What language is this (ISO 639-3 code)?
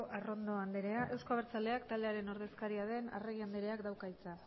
eus